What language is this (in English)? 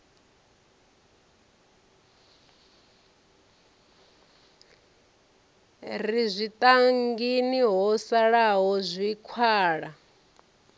Venda